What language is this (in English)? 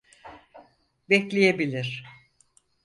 Turkish